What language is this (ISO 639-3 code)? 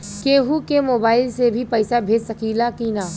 bho